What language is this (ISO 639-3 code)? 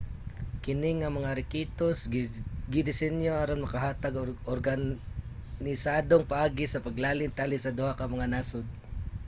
ceb